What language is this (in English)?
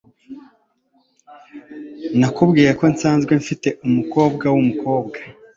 Kinyarwanda